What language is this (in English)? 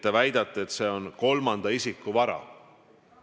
Estonian